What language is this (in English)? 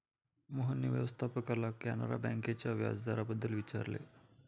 Marathi